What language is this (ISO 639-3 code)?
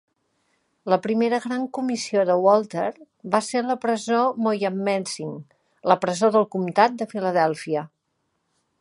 cat